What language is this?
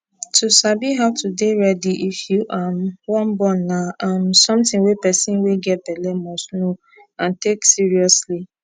Nigerian Pidgin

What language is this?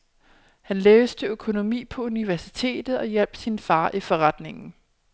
Danish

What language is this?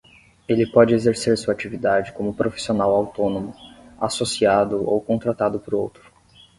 Portuguese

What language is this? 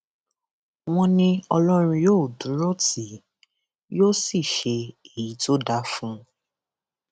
Yoruba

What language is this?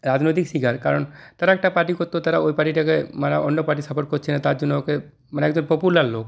Bangla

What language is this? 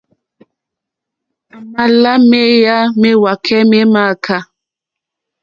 Mokpwe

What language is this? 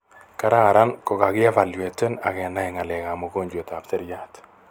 Kalenjin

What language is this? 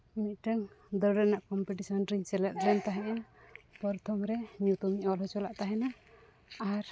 Santali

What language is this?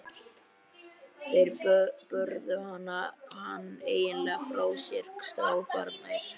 Icelandic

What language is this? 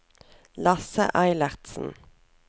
Norwegian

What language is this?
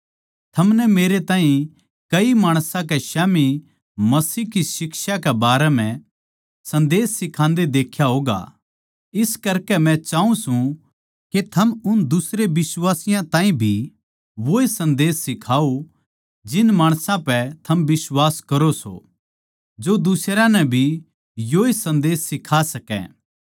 Haryanvi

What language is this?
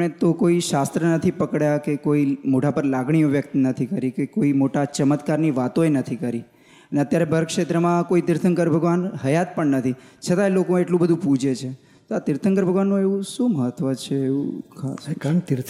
Gujarati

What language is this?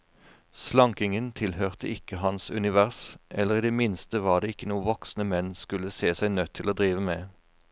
Norwegian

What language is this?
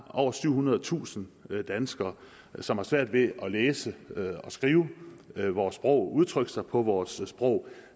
Danish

